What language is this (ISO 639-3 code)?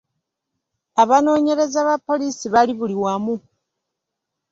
lug